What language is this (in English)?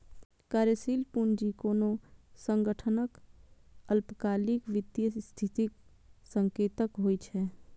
Maithili